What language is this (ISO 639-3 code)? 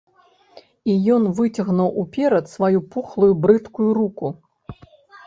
bel